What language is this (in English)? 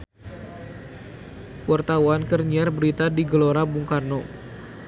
Sundanese